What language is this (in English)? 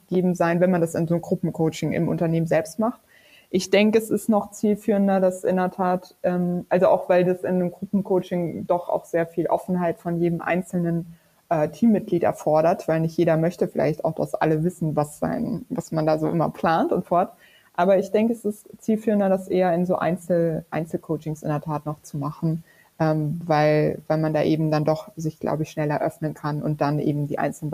German